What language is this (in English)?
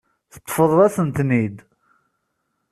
Kabyle